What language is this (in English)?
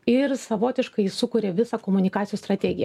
Lithuanian